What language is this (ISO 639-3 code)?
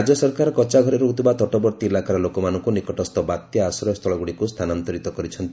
ori